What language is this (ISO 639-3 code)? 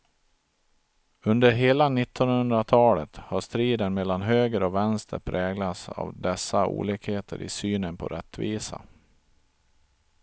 swe